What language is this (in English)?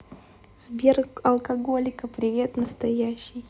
Russian